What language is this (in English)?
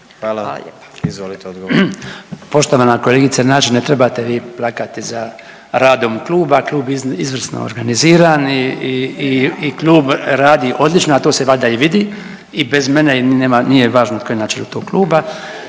Croatian